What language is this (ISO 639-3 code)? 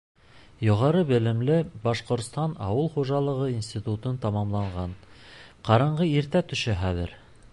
bak